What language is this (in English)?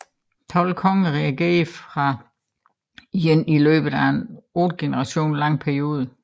Danish